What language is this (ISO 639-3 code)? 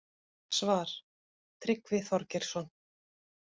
isl